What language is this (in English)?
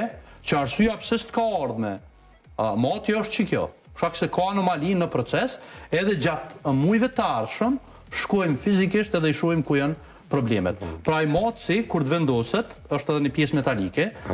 Romanian